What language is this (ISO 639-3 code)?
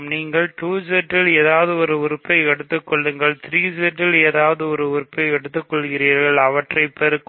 tam